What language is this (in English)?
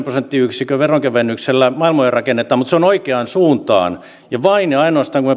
Finnish